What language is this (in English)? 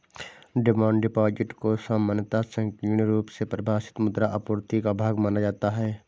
Hindi